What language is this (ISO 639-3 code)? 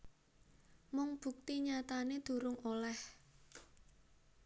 jav